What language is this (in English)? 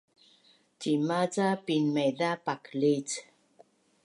Bunun